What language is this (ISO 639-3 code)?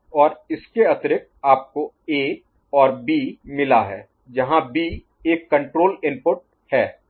hin